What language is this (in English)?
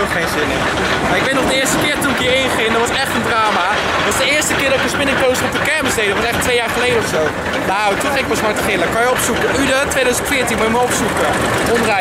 Dutch